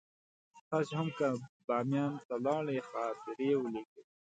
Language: Pashto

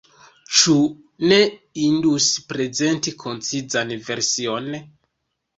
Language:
Esperanto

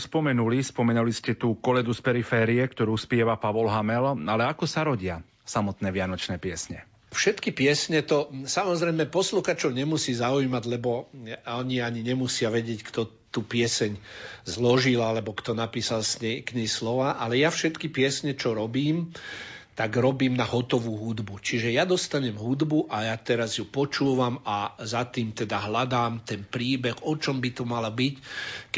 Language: Slovak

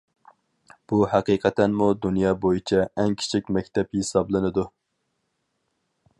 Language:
Uyghur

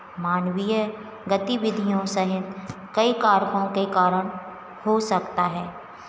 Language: Hindi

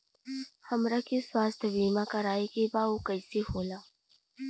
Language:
Bhojpuri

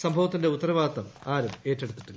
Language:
Malayalam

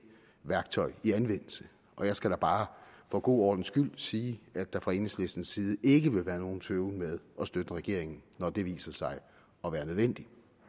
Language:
Danish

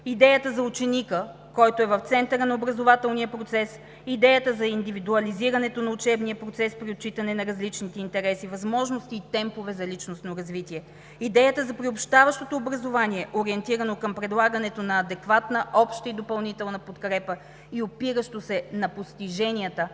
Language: Bulgarian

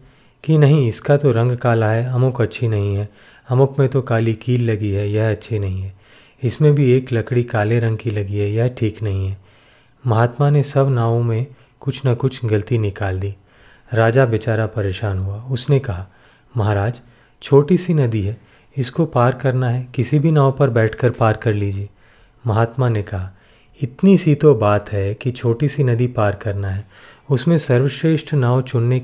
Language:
Hindi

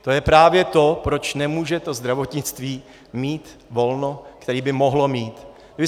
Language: Czech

